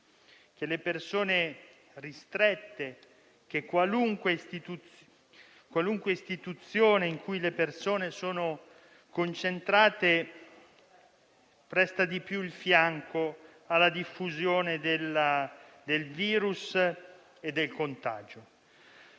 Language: Italian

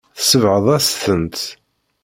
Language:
Kabyle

